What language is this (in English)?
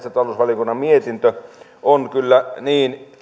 Finnish